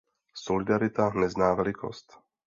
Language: Czech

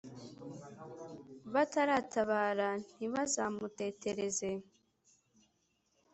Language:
Kinyarwanda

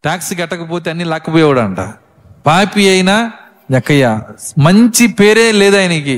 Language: Telugu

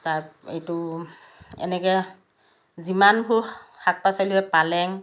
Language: Assamese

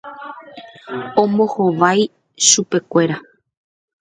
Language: Guarani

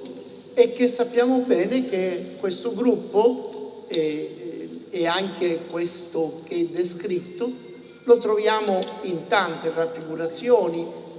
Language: Italian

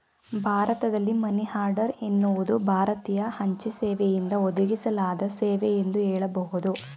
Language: Kannada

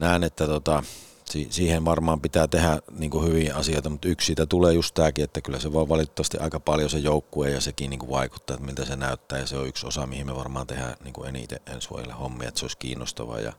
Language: Finnish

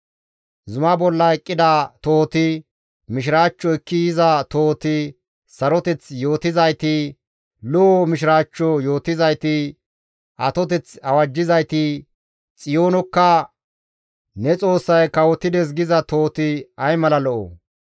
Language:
Gamo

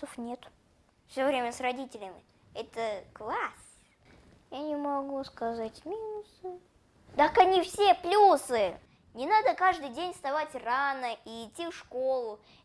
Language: Russian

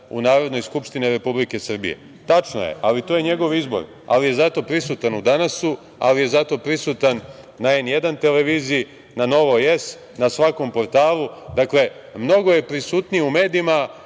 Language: Serbian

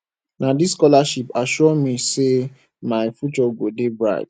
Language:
Nigerian Pidgin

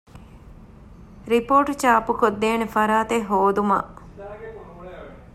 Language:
Divehi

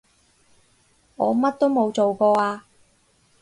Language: Cantonese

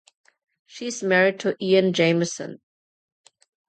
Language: English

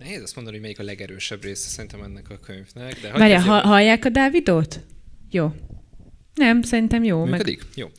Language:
Hungarian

